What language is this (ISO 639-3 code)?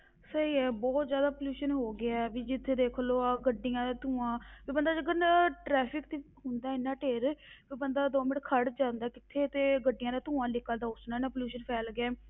pan